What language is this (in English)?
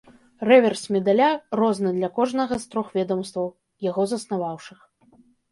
Belarusian